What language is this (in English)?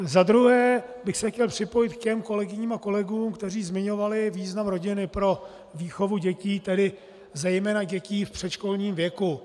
Czech